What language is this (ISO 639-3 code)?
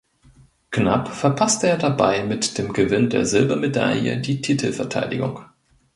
deu